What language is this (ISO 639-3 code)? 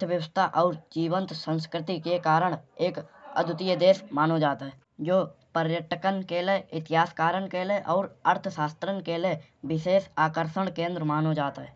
bjj